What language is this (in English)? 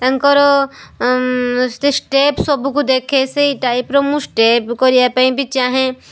Odia